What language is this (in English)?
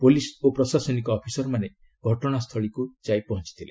Odia